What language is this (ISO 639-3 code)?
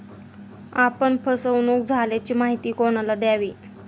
mar